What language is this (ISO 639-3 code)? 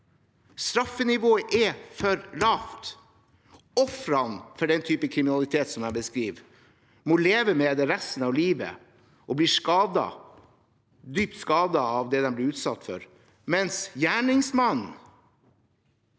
nor